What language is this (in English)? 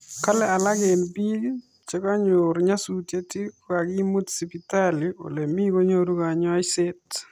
Kalenjin